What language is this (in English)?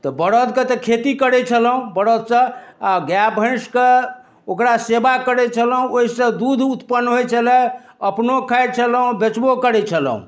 Maithili